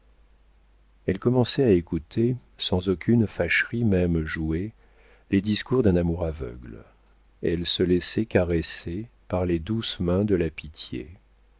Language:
French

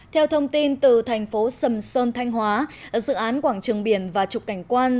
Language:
Vietnamese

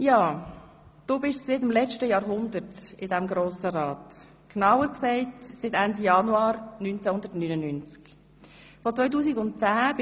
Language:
Swiss German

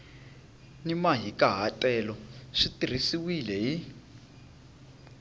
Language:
Tsonga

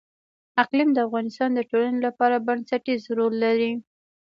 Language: Pashto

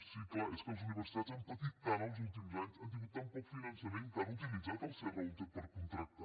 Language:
Catalan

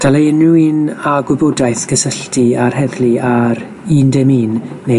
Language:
Welsh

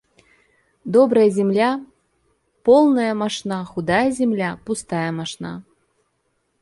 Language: Russian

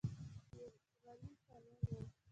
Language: Pashto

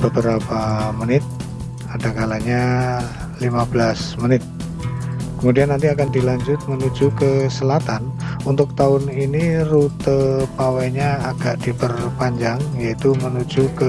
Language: Indonesian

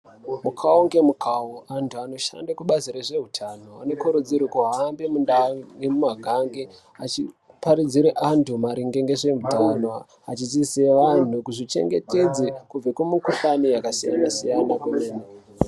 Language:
Ndau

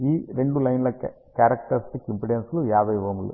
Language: Telugu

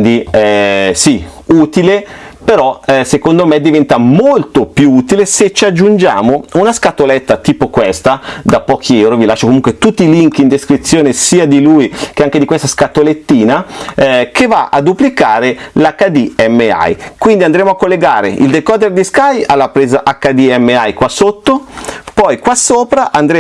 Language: Italian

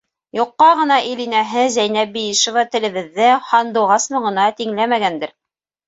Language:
Bashkir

